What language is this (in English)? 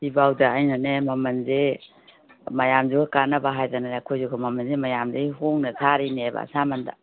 Manipuri